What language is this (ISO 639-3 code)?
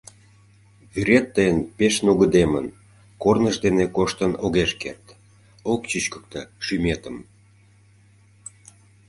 chm